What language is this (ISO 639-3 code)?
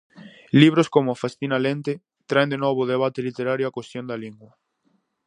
glg